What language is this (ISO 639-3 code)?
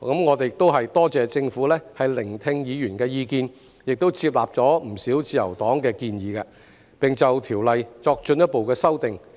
yue